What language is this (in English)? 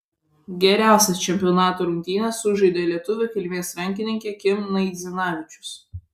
Lithuanian